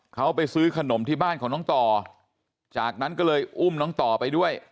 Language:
Thai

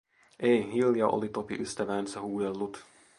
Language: Finnish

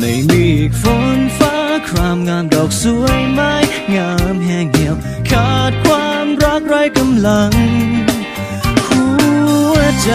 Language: Thai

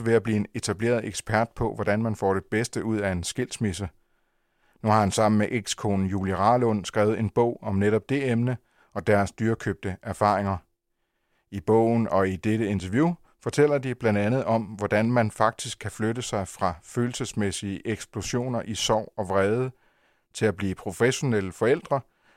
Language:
Danish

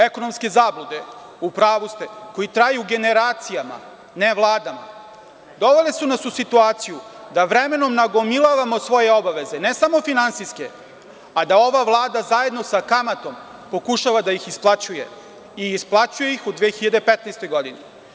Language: Serbian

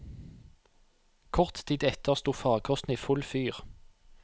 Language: Norwegian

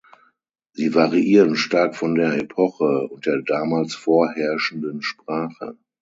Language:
German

